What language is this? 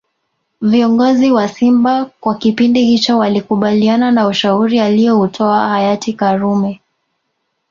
Swahili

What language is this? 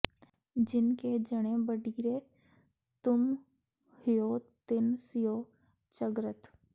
Punjabi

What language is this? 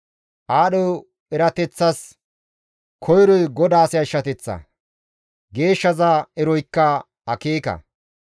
Gamo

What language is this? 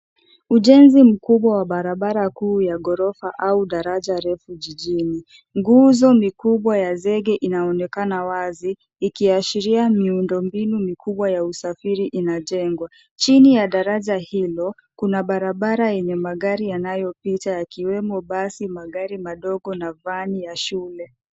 Swahili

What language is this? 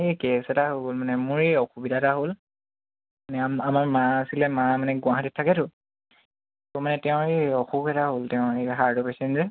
Assamese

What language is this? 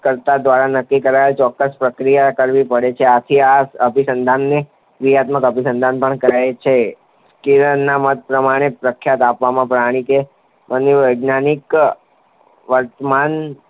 Gujarati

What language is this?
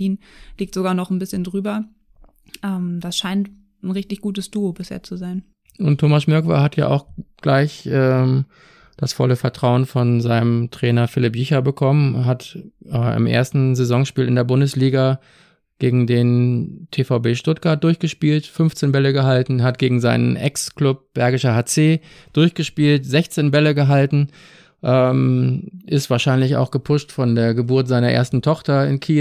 German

